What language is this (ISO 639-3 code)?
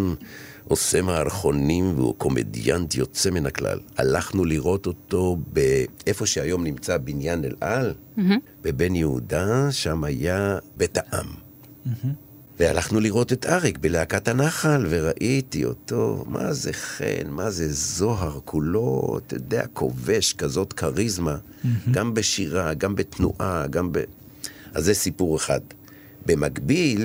heb